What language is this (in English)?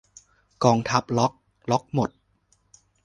Thai